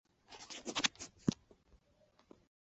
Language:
Chinese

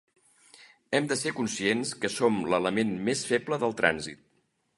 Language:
Catalan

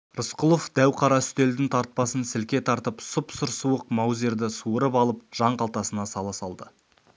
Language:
Kazakh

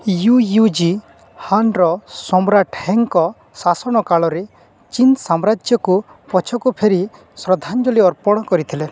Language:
Odia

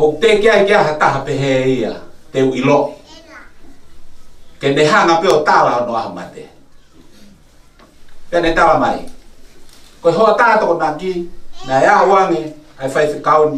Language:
Spanish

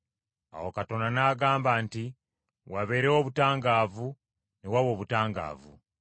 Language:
Ganda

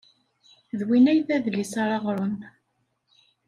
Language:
Kabyle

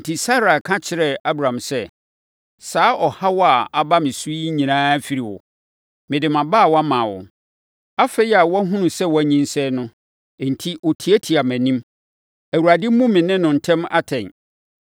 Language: Akan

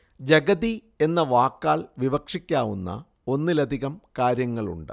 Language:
Malayalam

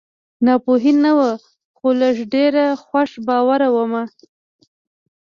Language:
Pashto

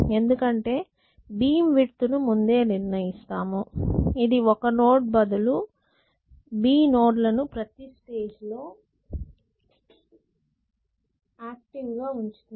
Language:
Telugu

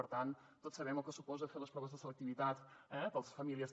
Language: Catalan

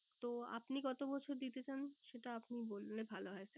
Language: Bangla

